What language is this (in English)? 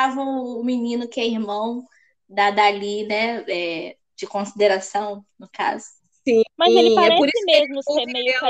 Portuguese